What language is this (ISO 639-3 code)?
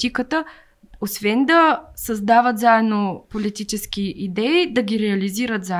bul